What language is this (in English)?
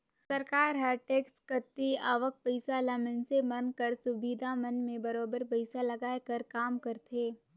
Chhattisgarhi